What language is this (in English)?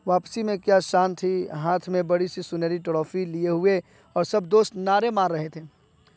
Urdu